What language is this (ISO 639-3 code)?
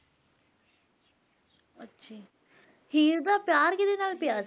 pan